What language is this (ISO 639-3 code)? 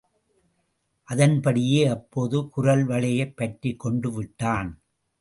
tam